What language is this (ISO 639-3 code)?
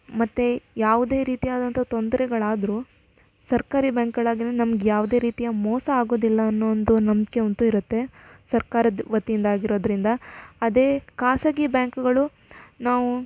kan